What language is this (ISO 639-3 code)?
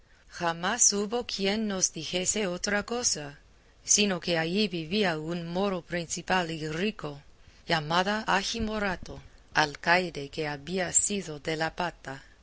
spa